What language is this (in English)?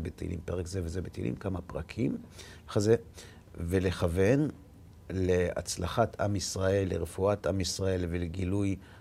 Hebrew